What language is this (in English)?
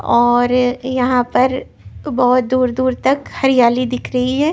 Hindi